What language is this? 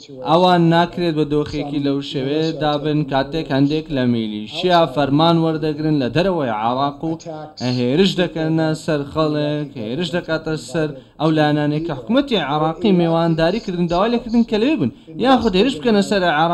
Arabic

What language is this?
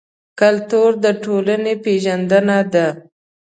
Pashto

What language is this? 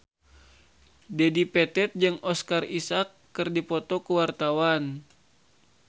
Sundanese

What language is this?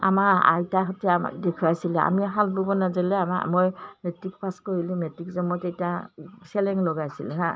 Assamese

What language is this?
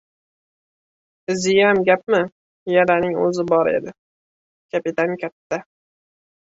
Uzbek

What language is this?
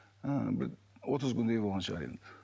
Kazakh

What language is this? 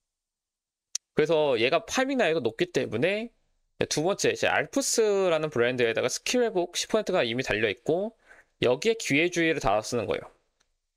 Korean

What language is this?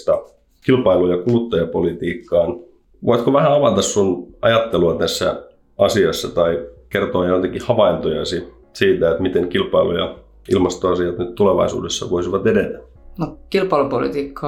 Finnish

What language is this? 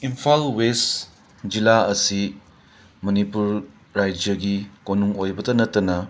Manipuri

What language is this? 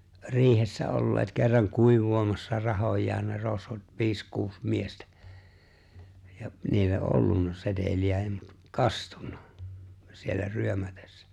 Finnish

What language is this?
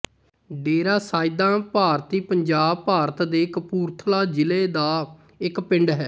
Punjabi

